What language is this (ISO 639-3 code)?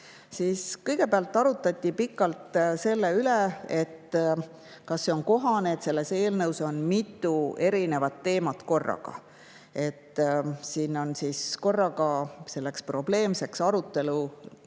est